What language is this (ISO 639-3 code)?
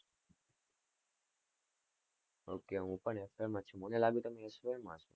guj